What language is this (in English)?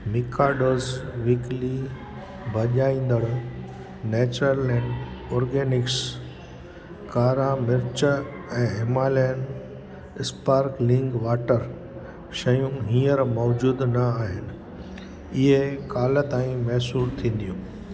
Sindhi